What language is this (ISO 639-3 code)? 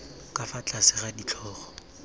tsn